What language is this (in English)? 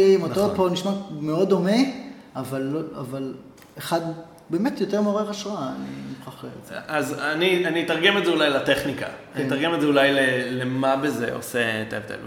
Hebrew